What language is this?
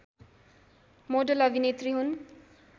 Nepali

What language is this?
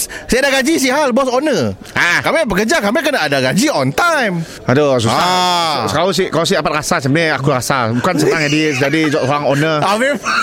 Malay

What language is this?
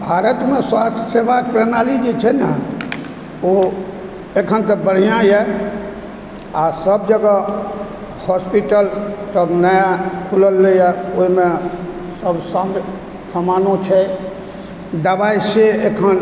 Maithili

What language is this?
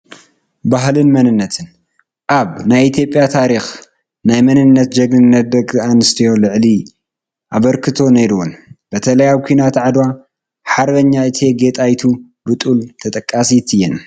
Tigrinya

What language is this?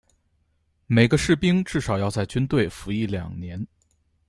Chinese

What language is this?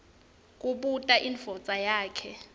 Swati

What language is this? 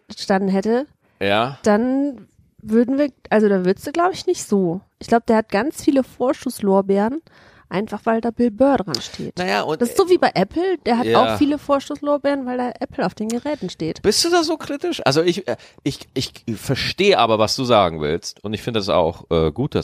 German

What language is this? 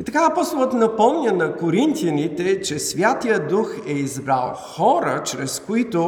Bulgarian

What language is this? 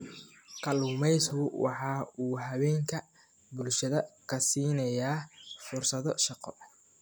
Somali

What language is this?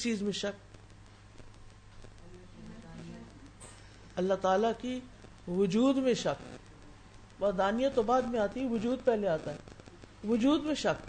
Urdu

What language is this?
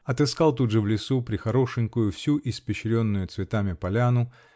Russian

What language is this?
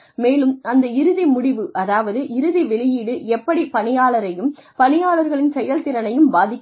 Tamil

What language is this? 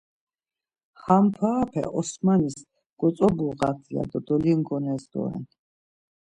Laz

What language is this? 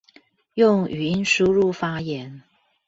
Chinese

